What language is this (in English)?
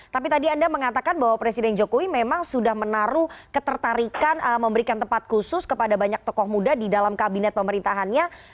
Indonesian